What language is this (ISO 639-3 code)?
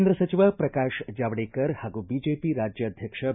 kan